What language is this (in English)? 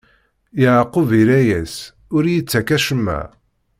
Kabyle